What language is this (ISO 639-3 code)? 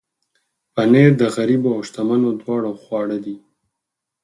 pus